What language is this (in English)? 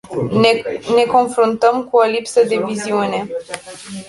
Romanian